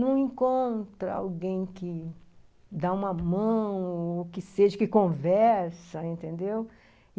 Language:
Portuguese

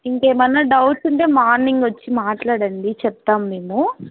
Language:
Telugu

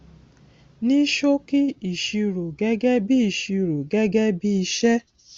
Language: Yoruba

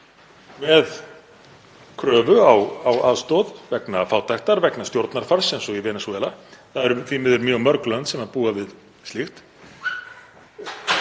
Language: Icelandic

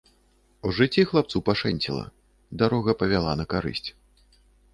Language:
Belarusian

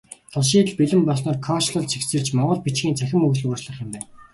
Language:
Mongolian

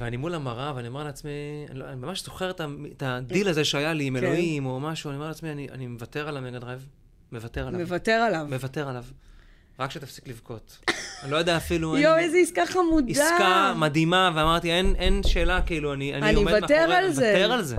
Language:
Hebrew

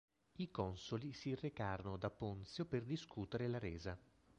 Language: Italian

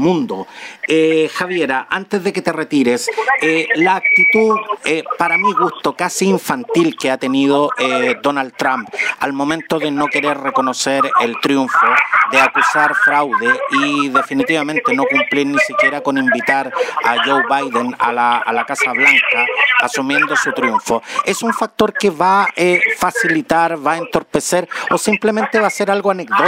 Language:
Spanish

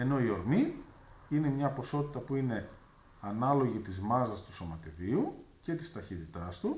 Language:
Greek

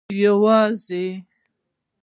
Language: Pashto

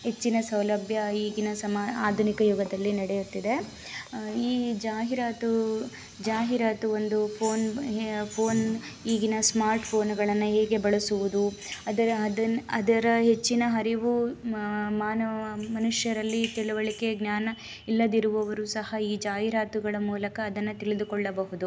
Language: Kannada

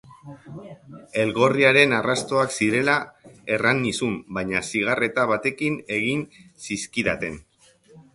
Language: Basque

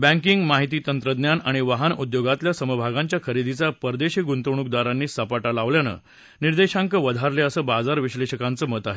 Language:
Marathi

